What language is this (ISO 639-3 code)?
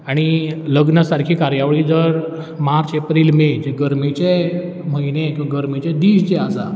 kok